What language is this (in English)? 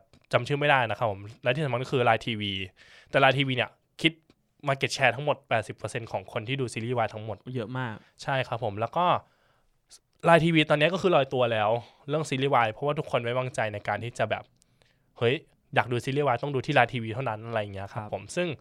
Thai